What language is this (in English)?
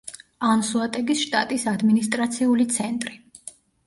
Georgian